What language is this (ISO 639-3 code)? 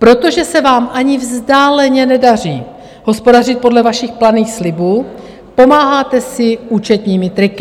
ces